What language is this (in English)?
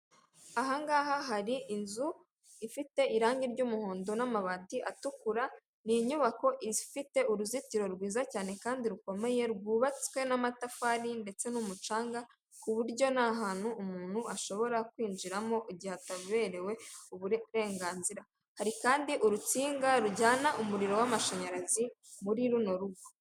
Kinyarwanda